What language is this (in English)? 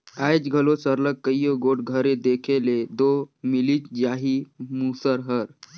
Chhattisgarhi